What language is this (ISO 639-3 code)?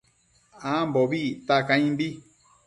mcf